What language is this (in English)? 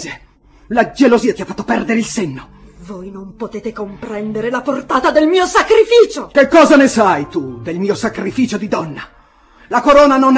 Italian